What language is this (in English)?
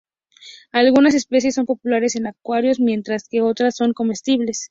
Spanish